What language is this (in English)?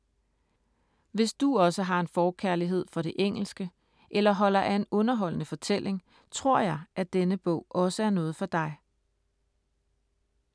Danish